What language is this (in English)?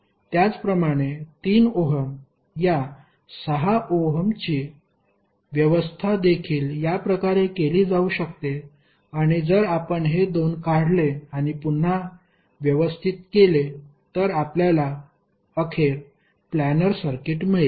Marathi